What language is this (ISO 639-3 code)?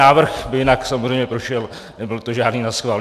ces